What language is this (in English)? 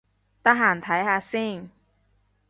Cantonese